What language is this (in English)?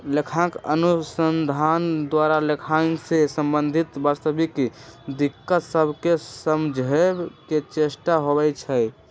Magahi